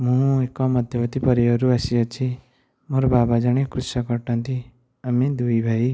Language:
Odia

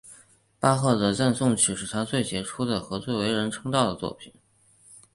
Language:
Chinese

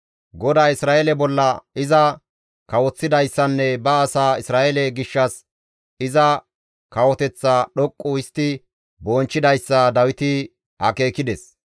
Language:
Gamo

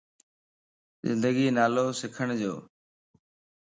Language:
Lasi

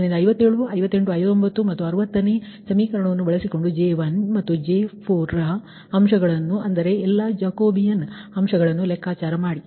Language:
Kannada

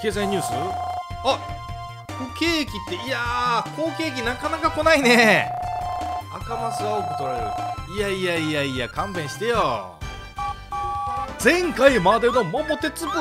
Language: Japanese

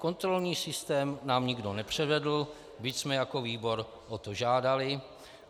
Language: Czech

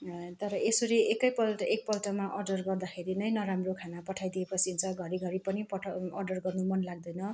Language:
Nepali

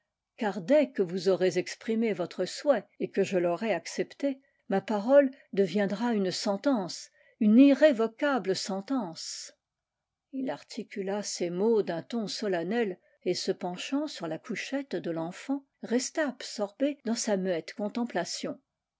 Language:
French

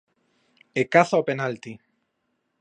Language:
Galician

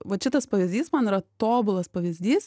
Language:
Lithuanian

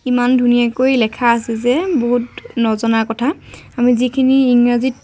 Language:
Assamese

